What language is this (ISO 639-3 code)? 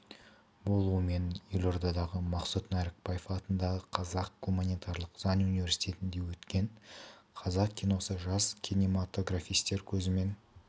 kaz